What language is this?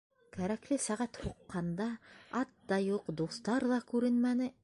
Bashkir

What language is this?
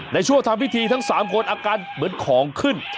Thai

